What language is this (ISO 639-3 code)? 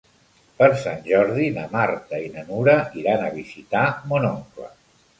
cat